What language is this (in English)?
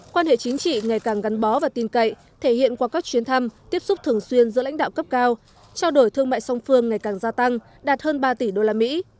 Vietnamese